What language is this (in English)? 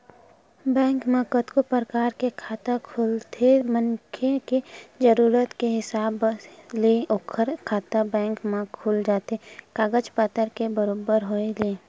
Chhattisgarhi